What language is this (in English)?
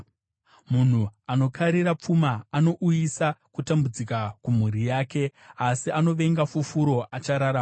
Shona